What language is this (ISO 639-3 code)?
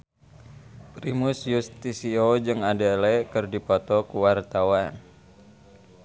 sun